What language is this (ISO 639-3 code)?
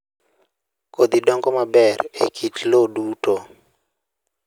luo